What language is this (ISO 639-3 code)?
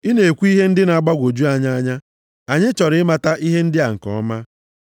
ibo